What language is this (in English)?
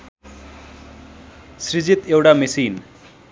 Nepali